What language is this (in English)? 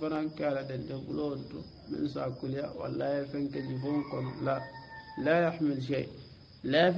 Arabic